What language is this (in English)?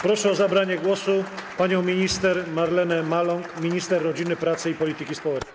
Polish